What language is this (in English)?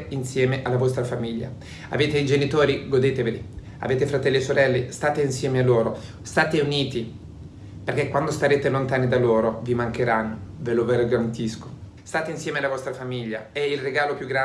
Italian